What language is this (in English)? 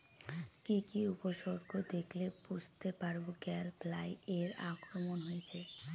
Bangla